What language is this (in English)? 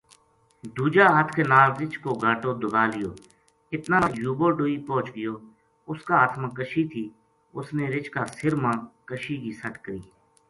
Gujari